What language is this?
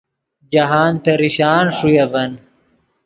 Yidgha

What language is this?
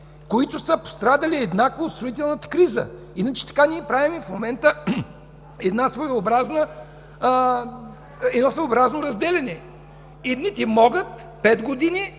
Bulgarian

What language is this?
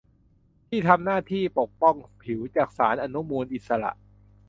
Thai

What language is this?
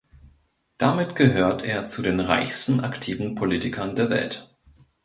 German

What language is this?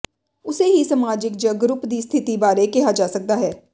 Punjabi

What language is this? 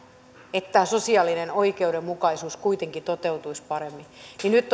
Finnish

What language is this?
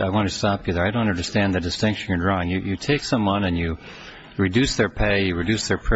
English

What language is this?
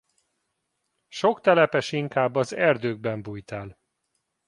Hungarian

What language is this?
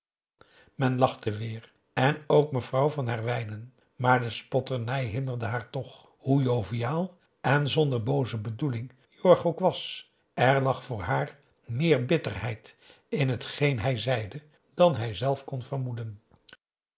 Dutch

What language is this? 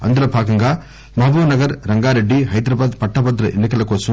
Telugu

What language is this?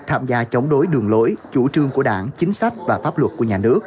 Vietnamese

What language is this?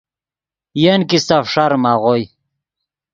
Yidgha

